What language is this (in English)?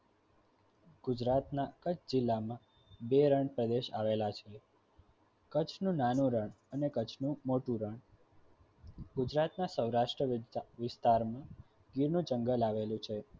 Gujarati